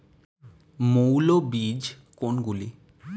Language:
Bangla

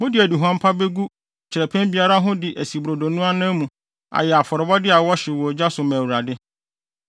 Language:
Akan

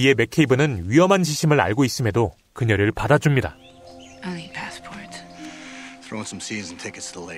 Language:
Korean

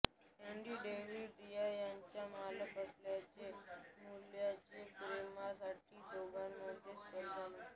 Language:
Marathi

